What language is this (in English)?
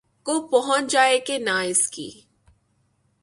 Urdu